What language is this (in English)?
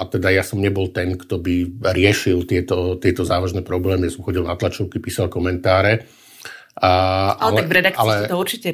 Slovak